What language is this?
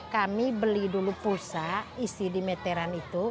Indonesian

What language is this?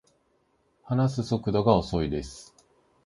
Japanese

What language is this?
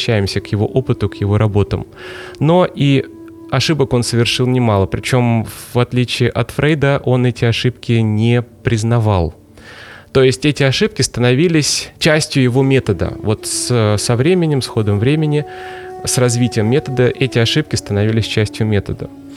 Russian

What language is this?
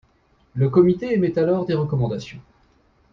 French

